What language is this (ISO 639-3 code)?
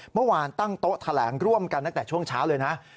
tha